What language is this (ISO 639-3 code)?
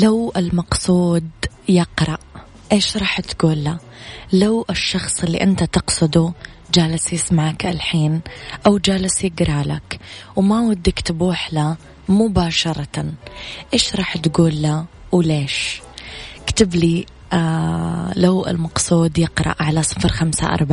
ara